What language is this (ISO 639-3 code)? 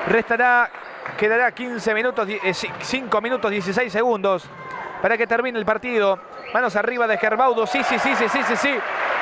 spa